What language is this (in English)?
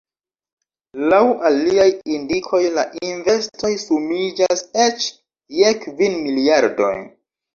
Esperanto